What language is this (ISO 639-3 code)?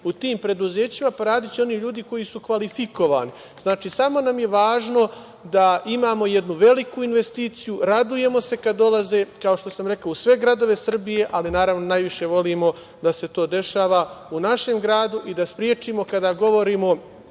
srp